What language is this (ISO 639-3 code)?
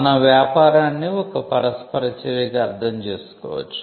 tel